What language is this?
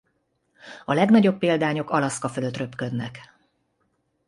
Hungarian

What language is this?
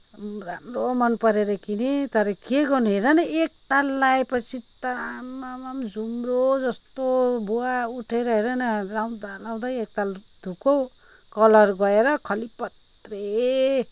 Nepali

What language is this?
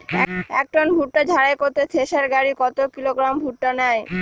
Bangla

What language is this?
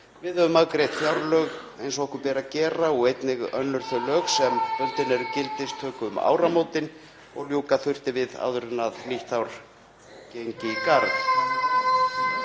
Icelandic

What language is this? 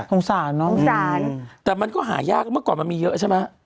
Thai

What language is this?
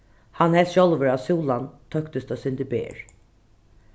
Faroese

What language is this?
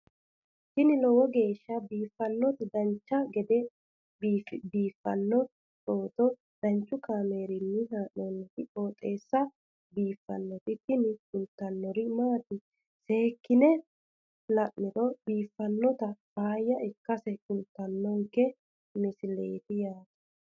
Sidamo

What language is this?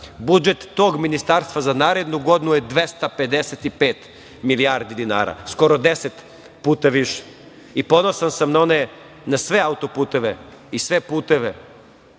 Serbian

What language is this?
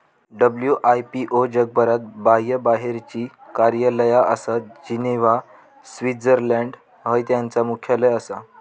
Marathi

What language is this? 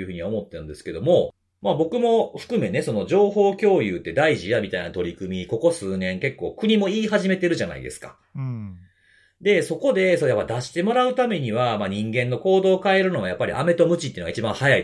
Japanese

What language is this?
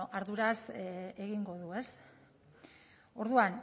Basque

